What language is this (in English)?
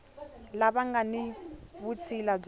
Tsonga